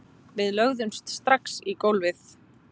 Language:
Icelandic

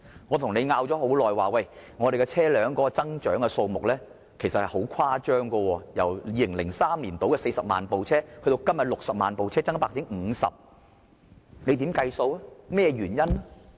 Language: Cantonese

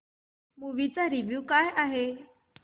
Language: Marathi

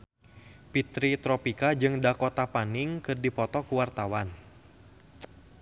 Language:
Sundanese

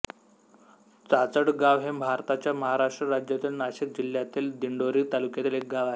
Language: Marathi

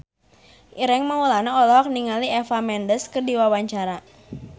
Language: Sundanese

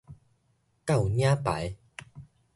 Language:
Min Nan Chinese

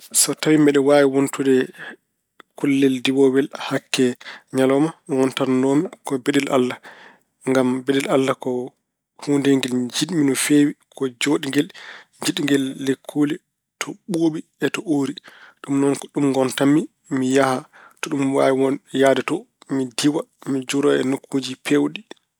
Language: Fula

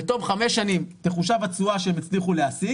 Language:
Hebrew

